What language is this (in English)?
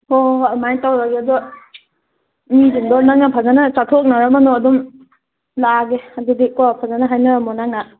Manipuri